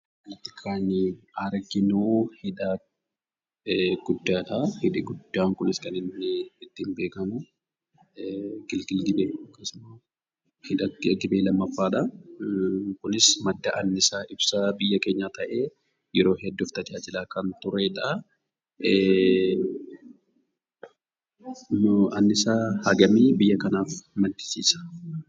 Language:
Oromo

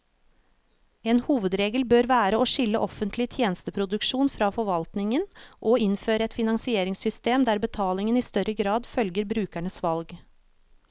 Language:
Norwegian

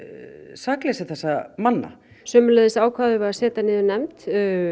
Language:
Icelandic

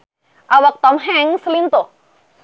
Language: Sundanese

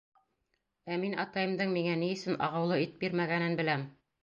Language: Bashkir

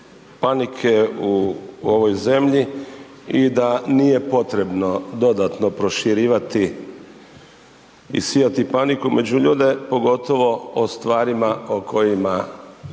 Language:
Croatian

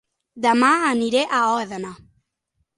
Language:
Catalan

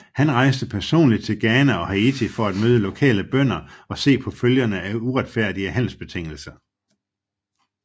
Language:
Danish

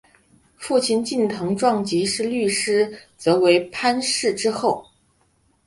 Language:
Chinese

